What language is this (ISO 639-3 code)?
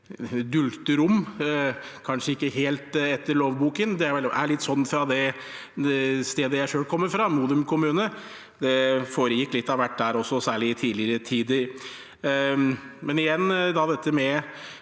nor